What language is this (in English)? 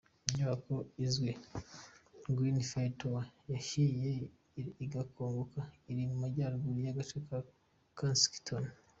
Kinyarwanda